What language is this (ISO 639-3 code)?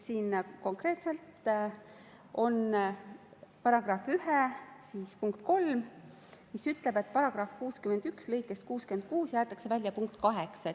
est